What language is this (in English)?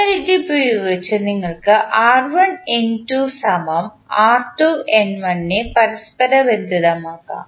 Malayalam